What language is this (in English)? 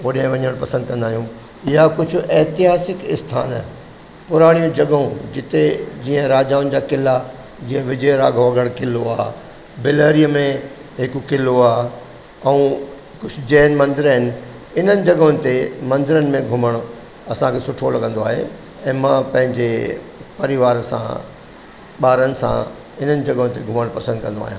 Sindhi